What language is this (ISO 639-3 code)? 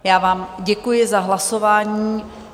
ces